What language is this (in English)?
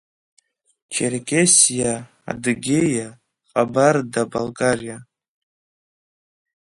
Abkhazian